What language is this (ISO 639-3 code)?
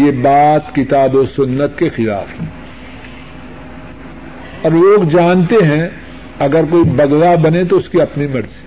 urd